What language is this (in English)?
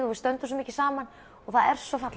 Icelandic